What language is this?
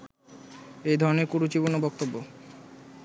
Bangla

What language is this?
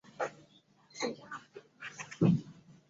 Chinese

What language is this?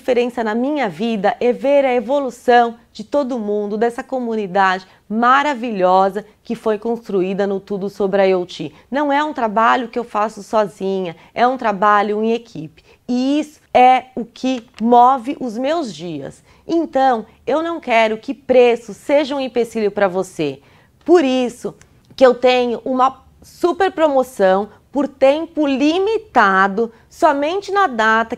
Portuguese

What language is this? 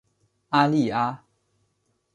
Chinese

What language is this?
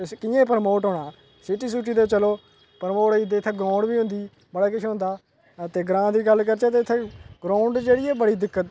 Dogri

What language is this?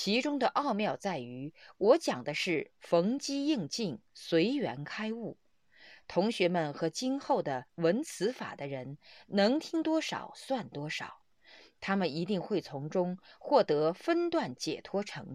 Chinese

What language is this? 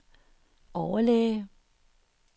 Danish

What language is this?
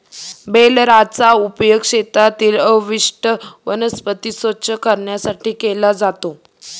Marathi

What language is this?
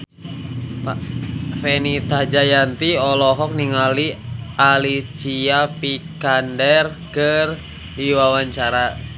Sundanese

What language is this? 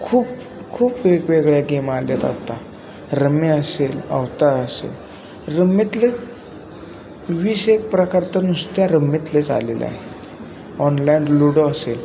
Marathi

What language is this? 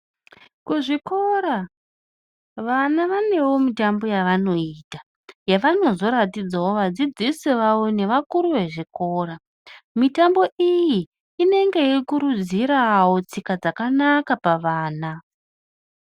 Ndau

